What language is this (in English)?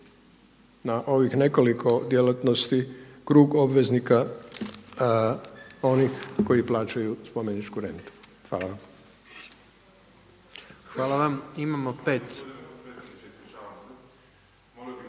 Croatian